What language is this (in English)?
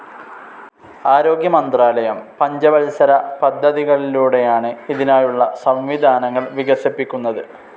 Malayalam